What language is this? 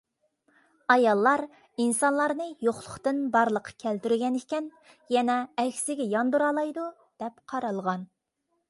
Uyghur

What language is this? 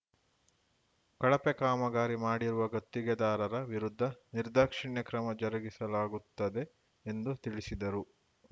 Kannada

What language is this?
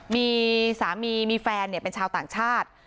Thai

